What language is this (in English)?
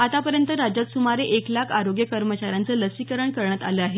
Marathi